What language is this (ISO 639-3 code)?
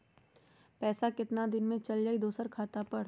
mag